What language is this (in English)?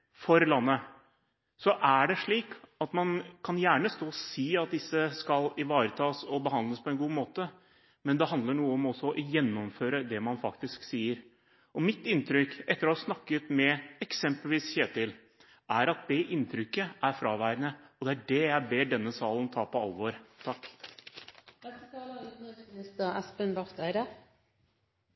Norwegian Bokmål